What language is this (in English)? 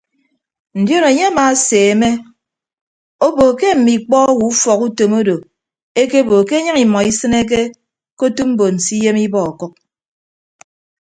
Ibibio